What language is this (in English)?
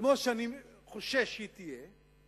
Hebrew